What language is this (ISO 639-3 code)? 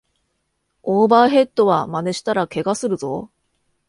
jpn